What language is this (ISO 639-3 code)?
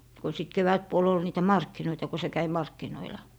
fin